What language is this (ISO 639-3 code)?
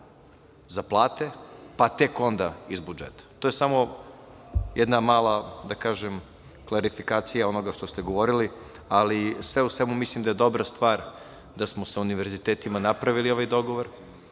srp